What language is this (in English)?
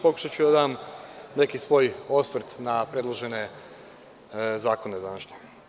Serbian